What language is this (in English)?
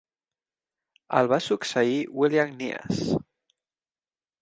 Catalan